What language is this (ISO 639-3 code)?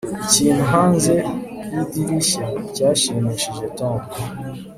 kin